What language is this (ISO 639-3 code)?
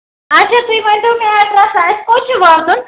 kas